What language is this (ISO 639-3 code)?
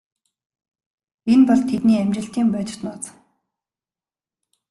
mon